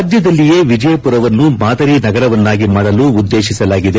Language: Kannada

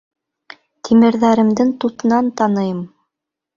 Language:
Bashkir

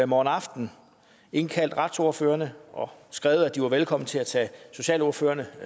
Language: Danish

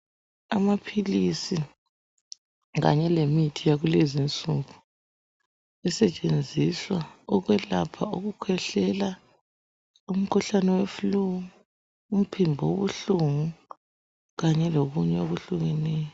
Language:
North Ndebele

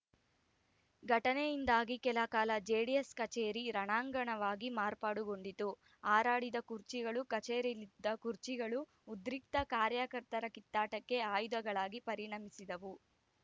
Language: Kannada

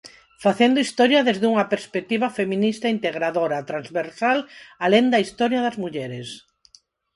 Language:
Galician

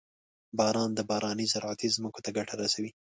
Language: Pashto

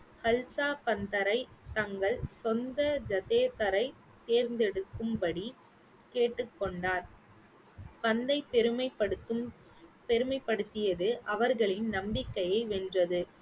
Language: Tamil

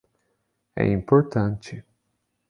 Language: Portuguese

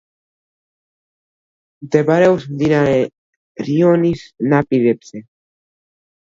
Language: Georgian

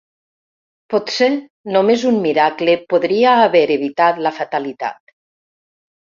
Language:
Catalan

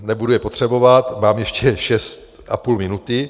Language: Czech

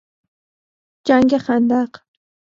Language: Persian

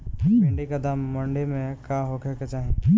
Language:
Bhojpuri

